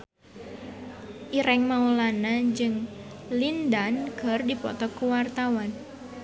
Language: Sundanese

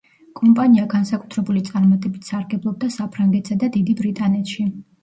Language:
Georgian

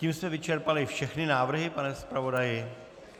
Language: Czech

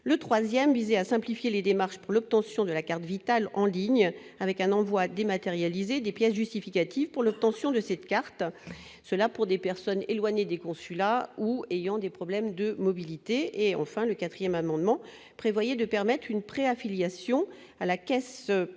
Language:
French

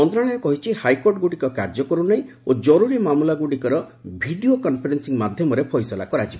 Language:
Odia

